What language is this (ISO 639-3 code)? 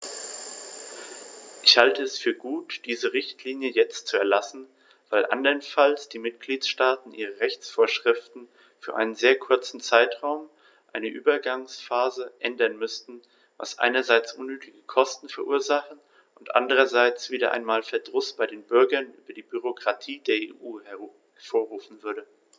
deu